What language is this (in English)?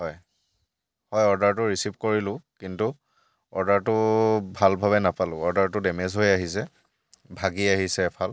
Assamese